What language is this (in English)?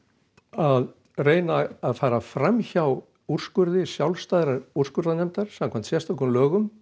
Icelandic